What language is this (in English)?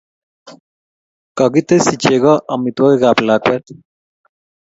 Kalenjin